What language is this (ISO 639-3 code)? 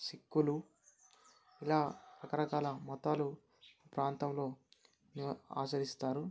tel